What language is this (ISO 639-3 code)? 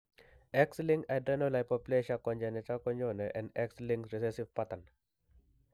kln